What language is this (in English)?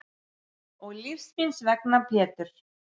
Icelandic